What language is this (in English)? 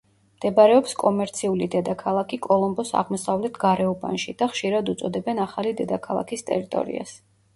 Georgian